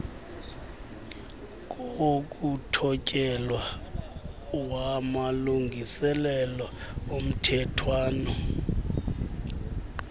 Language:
Xhosa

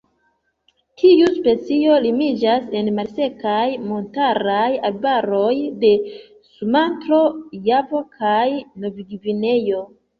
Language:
Esperanto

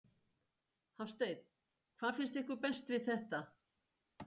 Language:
Icelandic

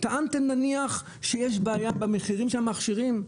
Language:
Hebrew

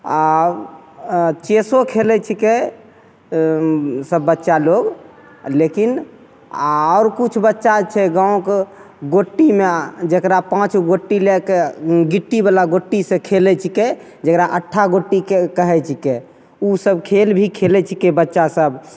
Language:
Maithili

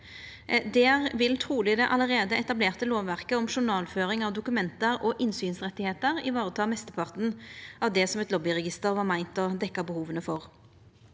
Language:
Norwegian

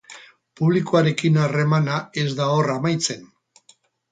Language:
Basque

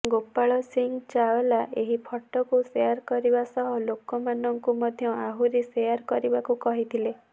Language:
Odia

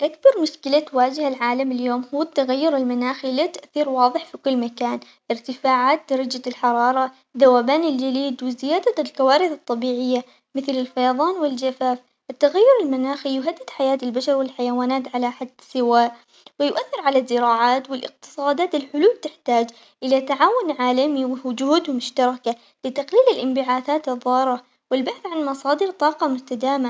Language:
Omani Arabic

